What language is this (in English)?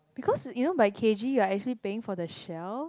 English